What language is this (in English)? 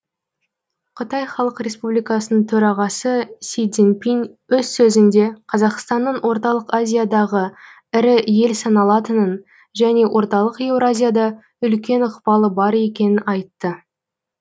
Kazakh